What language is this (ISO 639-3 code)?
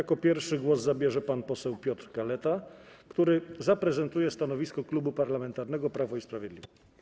pol